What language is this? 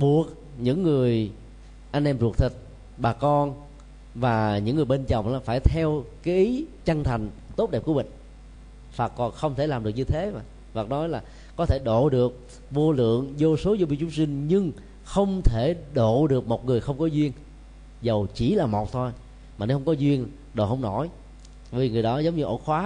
Vietnamese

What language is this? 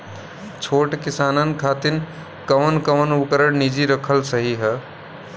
Bhojpuri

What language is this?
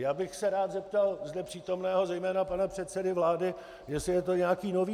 Czech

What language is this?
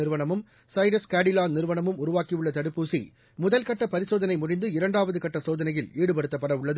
Tamil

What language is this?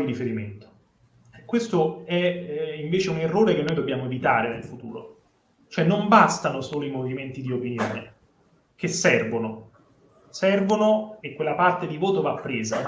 Italian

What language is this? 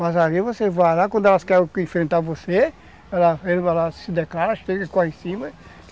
Portuguese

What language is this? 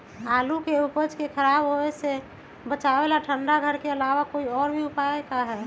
Magahi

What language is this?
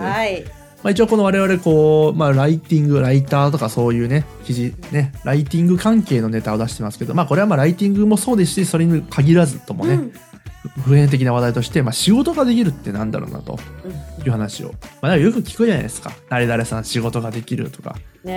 Japanese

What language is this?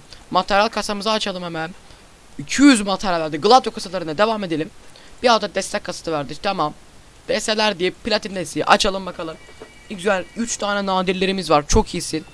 Turkish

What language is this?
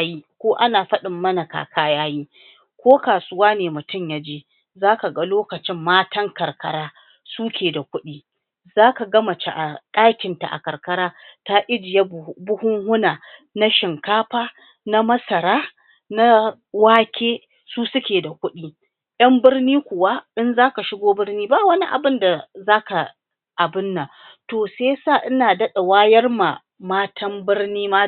Hausa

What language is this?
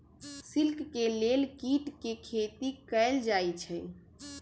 Magahi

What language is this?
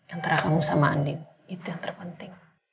Indonesian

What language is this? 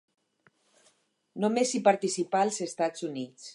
Catalan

